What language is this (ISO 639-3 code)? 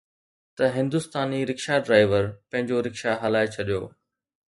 snd